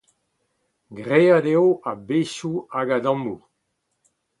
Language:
Breton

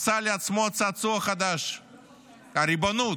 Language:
Hebrew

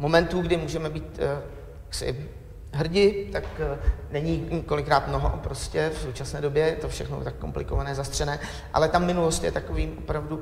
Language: Czech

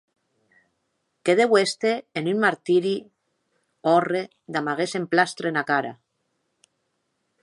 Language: Occitan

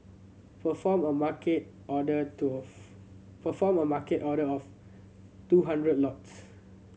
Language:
English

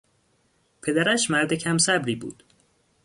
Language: Persian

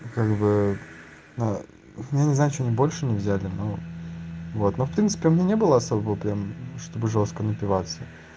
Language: Russian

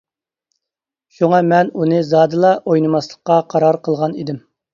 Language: Uyghur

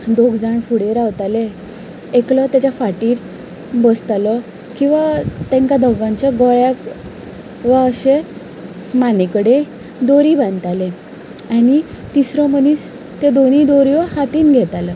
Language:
Konkani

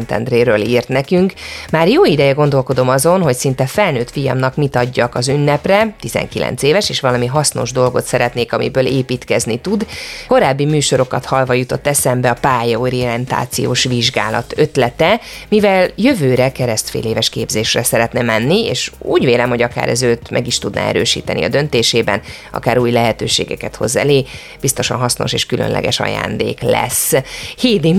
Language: Hungarian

